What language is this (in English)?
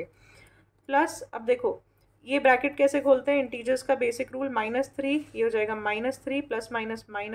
Hindi